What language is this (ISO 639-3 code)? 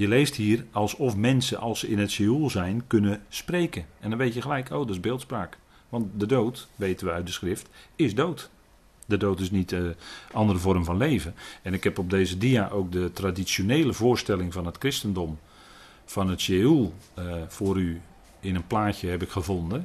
nld